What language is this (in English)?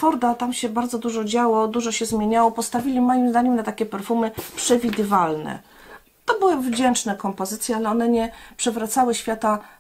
Polish